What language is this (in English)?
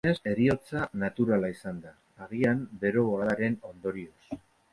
Basque